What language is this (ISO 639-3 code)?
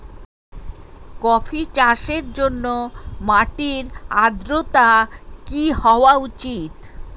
ben